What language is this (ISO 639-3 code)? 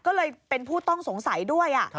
tha